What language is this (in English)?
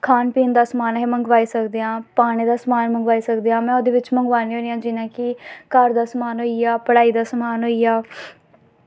Dogri